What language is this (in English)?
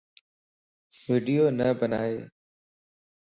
Lasi